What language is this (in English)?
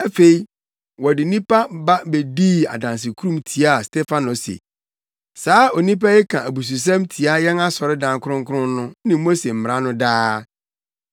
Akan